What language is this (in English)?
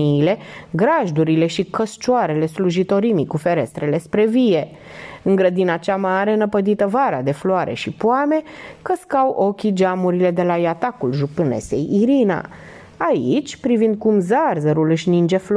Romanian